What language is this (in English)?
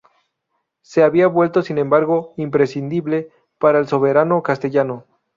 Spanish